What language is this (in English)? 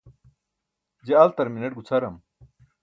Burushaski